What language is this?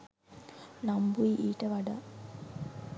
Sinhala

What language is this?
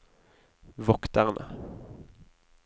Norwegian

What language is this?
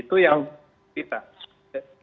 Indonesian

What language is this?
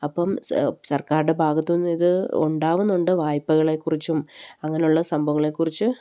Malayalam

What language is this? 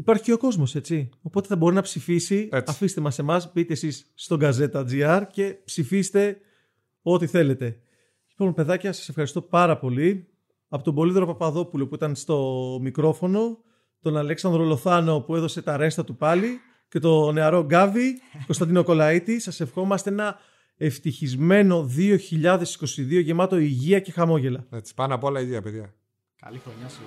Greek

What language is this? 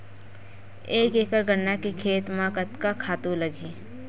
Chhattisgarhi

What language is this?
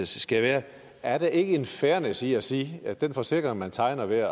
Danish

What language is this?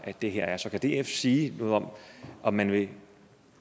Danish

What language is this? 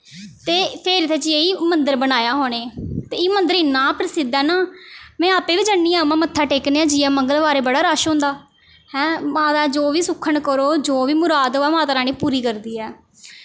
Dogri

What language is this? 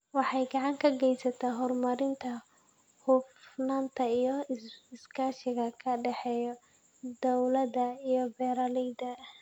Somali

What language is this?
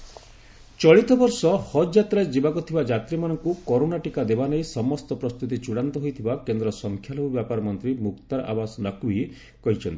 Odia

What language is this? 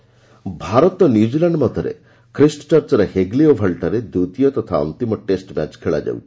Odia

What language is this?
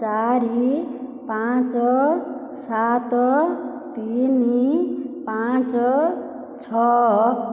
Odia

